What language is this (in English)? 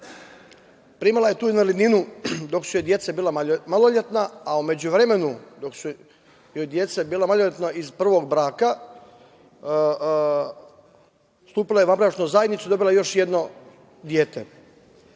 Serbian